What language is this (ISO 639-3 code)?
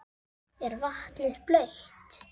isl